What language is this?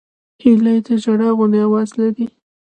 Pashto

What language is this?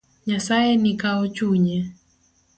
Luo (Kenya and Tanzania)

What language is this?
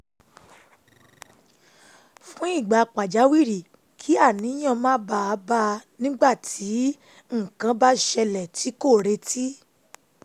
Yoruba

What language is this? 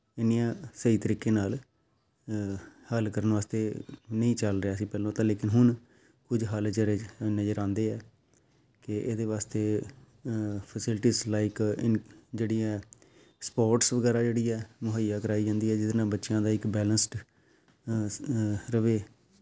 Punjabi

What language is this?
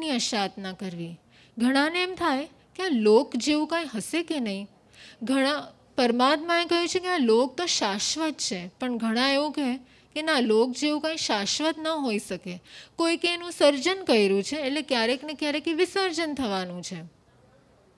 Hindi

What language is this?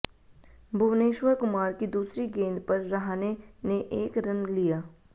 Hindi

